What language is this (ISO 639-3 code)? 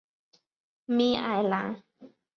zho